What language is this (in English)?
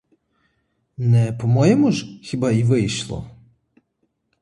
Ukrainian